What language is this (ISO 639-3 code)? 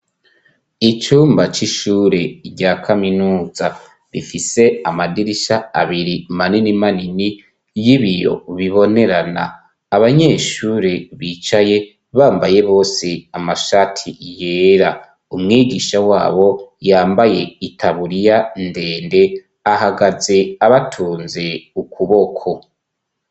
run